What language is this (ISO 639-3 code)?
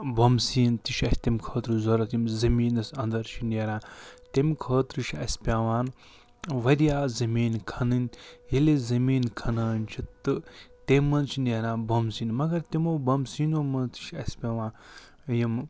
kas